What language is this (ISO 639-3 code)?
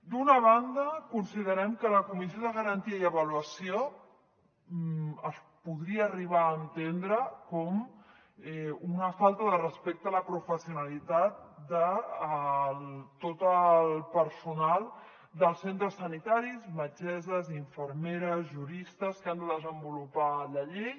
cat